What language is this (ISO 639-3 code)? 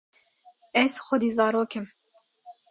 kur